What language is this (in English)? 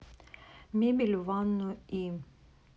Russian